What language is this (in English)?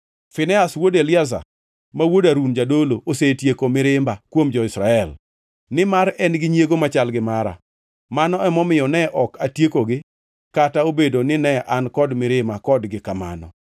Luo (Kenya and Tanzania)